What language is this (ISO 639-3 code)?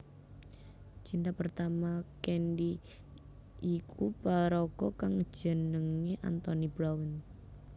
jav